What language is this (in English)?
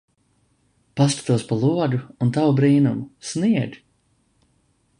Latvian